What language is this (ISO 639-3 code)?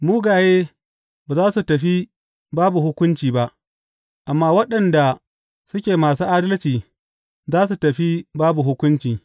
hau